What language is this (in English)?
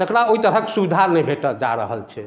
Maithili